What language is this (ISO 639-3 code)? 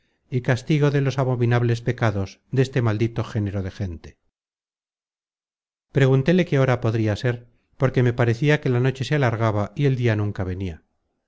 spa